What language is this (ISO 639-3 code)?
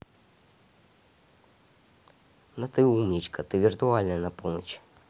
rus